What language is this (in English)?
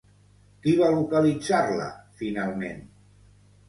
Catalan